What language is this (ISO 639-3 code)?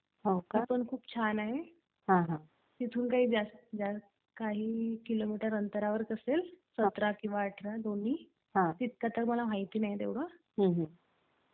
mar